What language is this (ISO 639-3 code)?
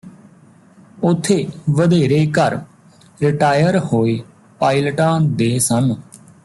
pan